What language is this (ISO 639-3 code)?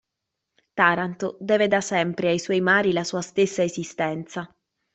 ita